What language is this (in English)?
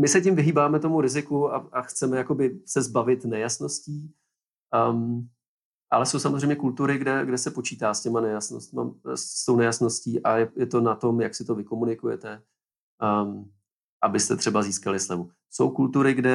Czech